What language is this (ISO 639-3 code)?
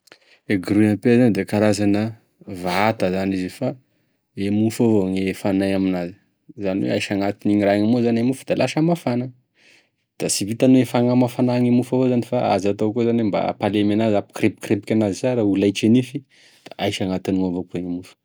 tkg